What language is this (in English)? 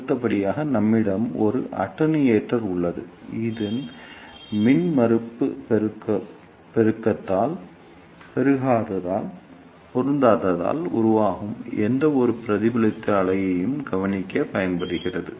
Tamil